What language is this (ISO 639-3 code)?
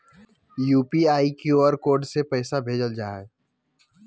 mag